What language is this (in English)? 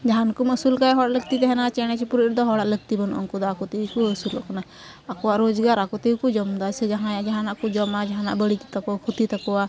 Santali